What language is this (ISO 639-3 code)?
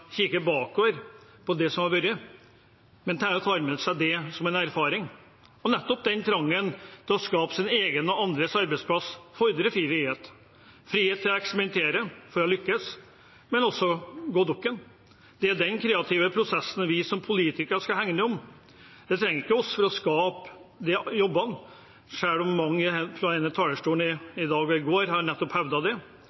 nob